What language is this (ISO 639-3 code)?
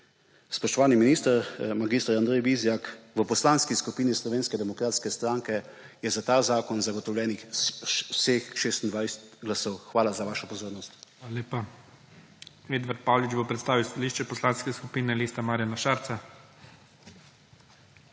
slv